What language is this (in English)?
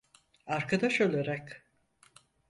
Turkish